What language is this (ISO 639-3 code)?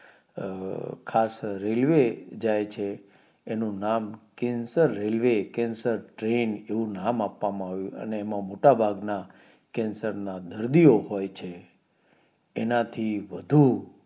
guj